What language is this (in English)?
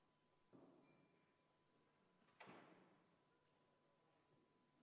Estonian